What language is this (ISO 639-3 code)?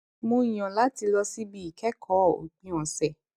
yor